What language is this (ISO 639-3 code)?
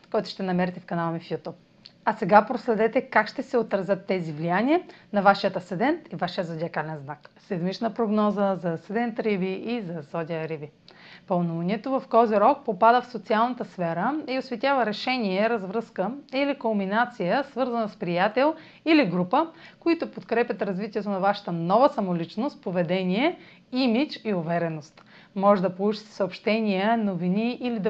bul